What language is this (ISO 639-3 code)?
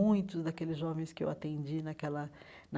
por